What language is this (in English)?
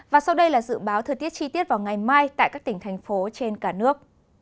Vietnamese